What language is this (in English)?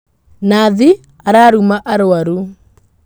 Kikuyu